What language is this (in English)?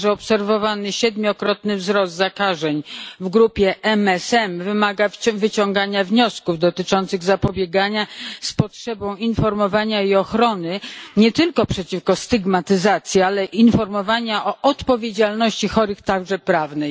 Polish